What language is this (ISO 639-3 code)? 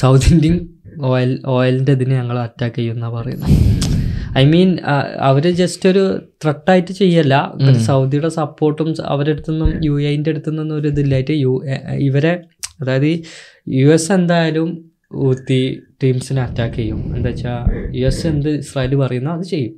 mal